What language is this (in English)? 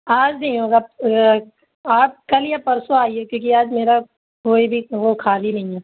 Urdu